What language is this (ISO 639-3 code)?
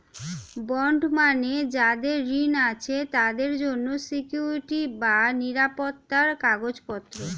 ben